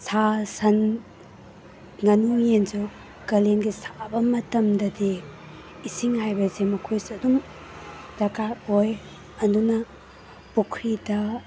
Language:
Manipuri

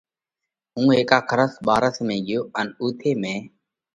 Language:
Parkari Koli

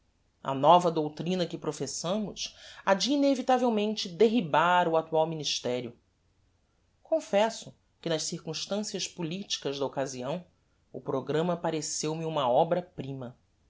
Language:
Portuguese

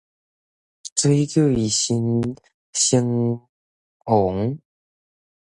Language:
Min Nan Chinese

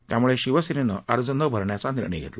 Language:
Marathi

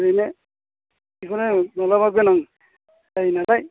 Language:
Bodo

